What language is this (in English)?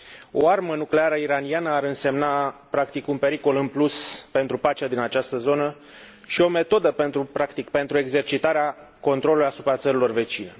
Romanian